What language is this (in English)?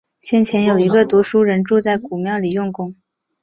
Chinese